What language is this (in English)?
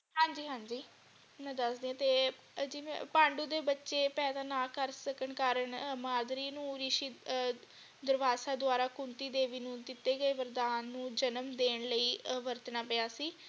Punjabi